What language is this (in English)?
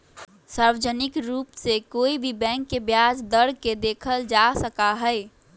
Magahi